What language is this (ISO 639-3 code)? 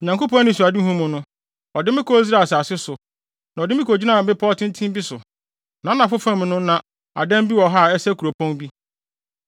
aka